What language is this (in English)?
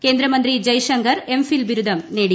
Malayalam